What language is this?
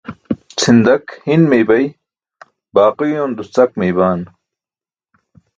Burushaski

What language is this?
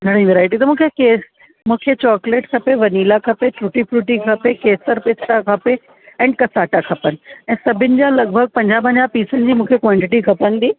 Sindhi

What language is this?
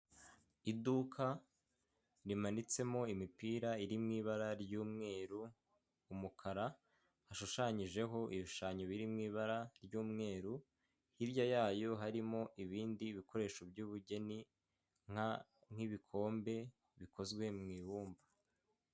Kinyarwanda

